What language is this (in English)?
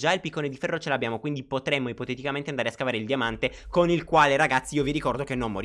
Italian